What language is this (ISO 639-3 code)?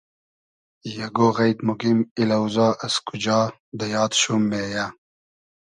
haz